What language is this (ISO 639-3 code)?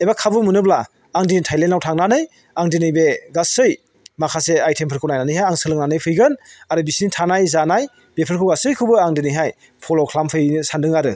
brx